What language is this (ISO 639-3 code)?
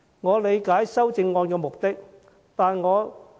yue